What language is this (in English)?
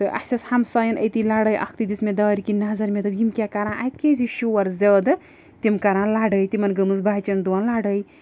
Kashmiri